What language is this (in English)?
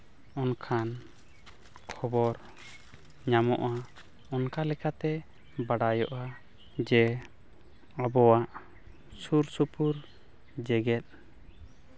Santali